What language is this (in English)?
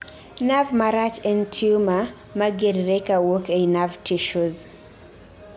Luo (Kenya and Tanzania)